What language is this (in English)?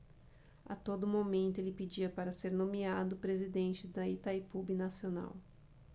Portuguese